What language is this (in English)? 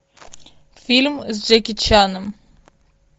Russian